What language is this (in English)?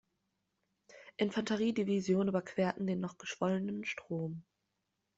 German